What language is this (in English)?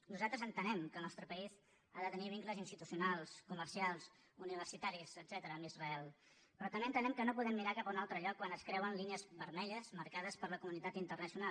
Catalan